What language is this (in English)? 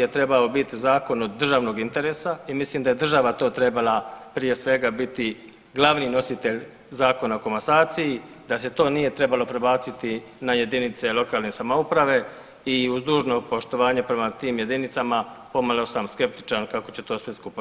Croatian